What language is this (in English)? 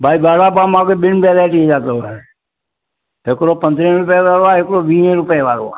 Sindhi